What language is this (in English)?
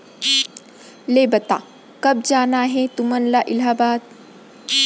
Chhattisgarhi